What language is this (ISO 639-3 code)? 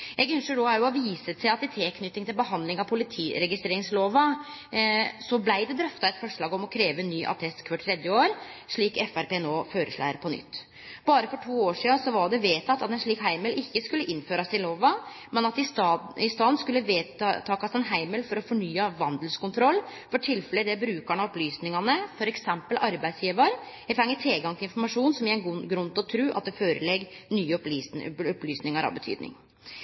nno